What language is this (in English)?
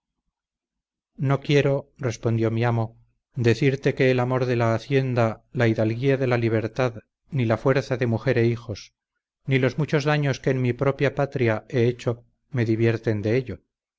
Spanish